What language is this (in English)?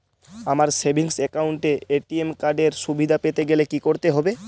Bangla